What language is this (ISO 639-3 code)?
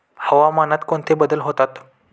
mar